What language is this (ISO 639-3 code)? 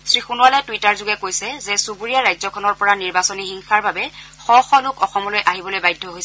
asm